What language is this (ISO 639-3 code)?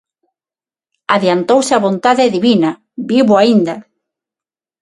glg